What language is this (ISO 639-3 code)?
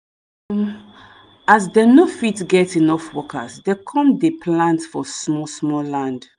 pcm